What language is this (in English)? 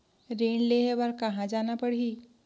Chhattisgarhi